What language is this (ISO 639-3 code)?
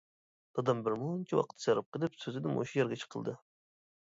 uig